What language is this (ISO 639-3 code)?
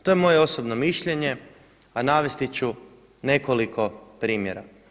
hrv